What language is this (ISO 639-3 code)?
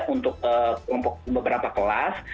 ind